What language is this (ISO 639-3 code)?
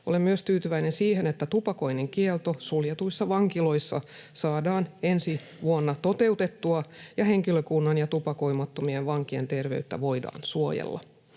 fin